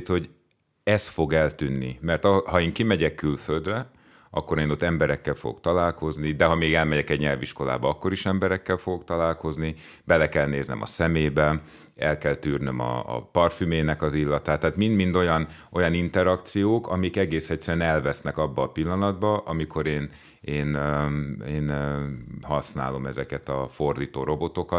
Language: Hungarian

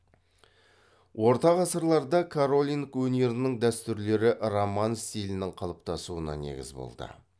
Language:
Kazakh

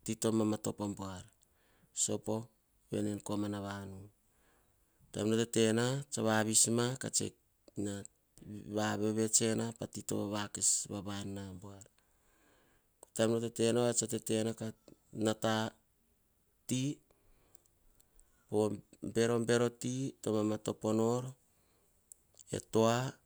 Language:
Hahon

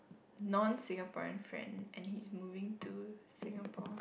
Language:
English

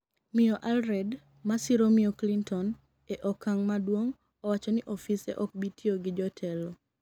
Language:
Luo (Kenya and Tanzania)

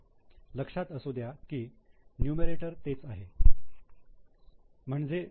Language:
Marathi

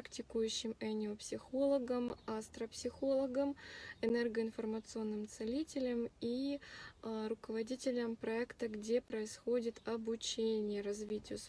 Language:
Russian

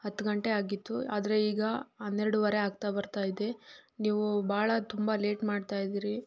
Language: Kannada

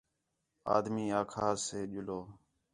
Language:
Khetrani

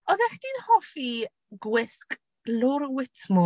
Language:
Welsh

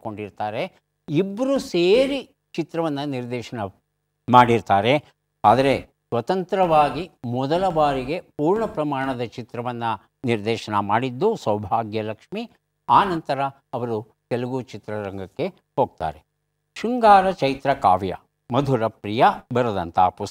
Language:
Kannada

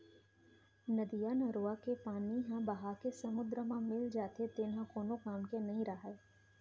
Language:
Chhattisgarhi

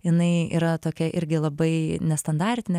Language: Lithuanian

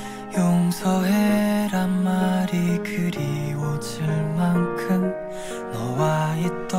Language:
Korean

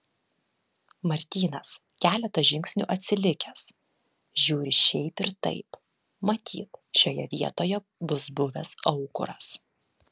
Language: Lithuanian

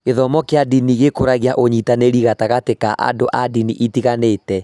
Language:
Kikuyu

